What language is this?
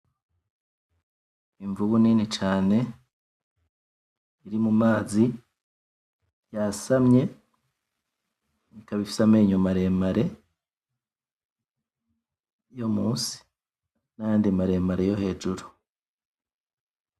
Rundi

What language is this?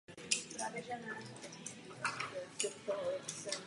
Czech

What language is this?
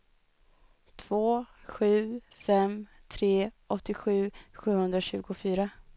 Swedish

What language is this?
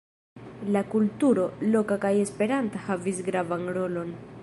Esperanto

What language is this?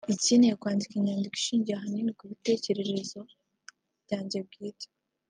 Kinyarwanda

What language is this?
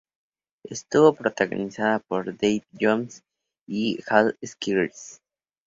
Spanish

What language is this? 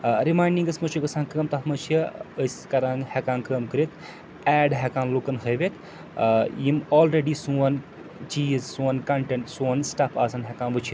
Kashmiri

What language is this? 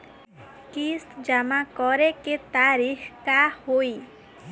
Bhojpuri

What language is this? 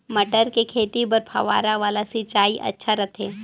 Chhattisgarhi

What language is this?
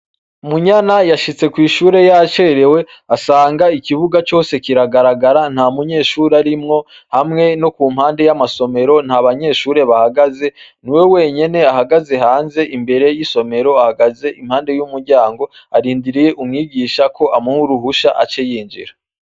Rundi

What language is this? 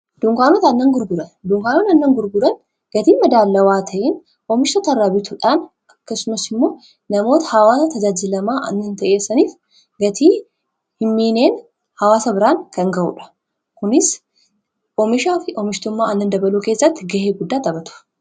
Oromo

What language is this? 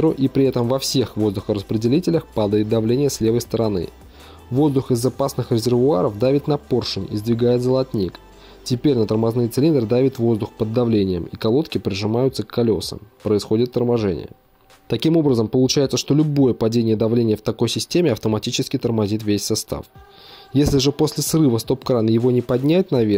Russian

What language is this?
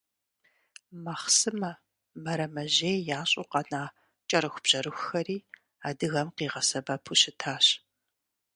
Kabardian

